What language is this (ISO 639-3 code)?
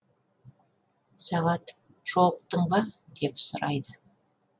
kaz